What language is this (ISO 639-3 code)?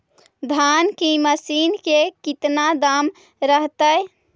mag